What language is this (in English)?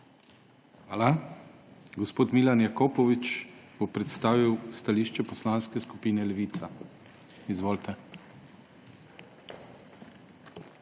Slovenian